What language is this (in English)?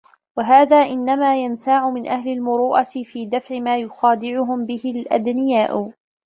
Arabic